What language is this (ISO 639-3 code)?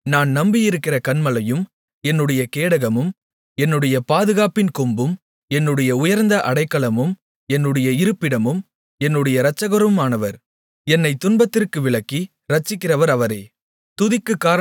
tam